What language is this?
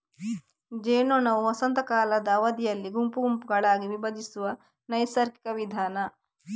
Kannada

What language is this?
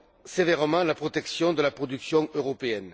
French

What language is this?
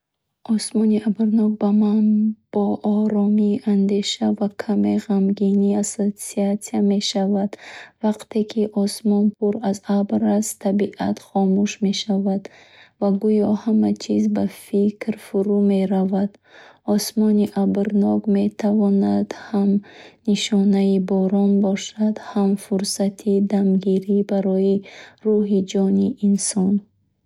Bukharic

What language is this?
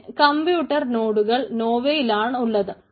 Malayalam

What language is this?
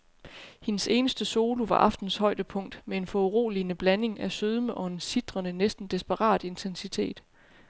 Danish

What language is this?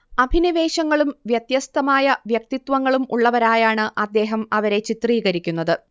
Malayalam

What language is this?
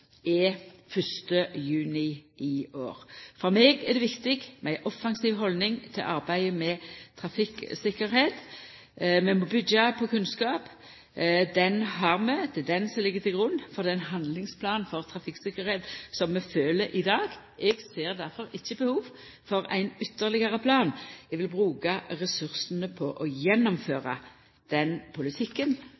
Norwegian Nynorsk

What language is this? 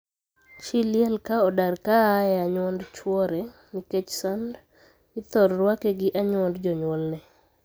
Luo (Kenya and Tanzania)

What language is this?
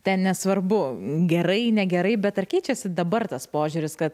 Lithuanian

